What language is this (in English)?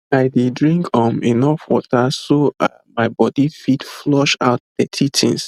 Nigerian Pidgin